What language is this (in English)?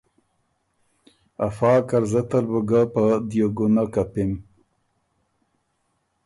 Ormuri